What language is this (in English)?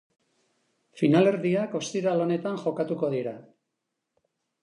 Basque